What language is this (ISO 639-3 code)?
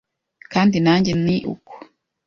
kin